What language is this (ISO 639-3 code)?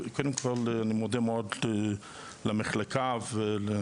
heb